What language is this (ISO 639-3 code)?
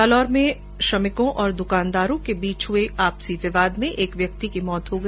hin